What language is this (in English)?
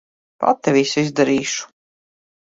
Latvian